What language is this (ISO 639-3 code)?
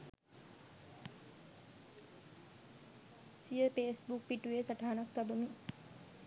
sin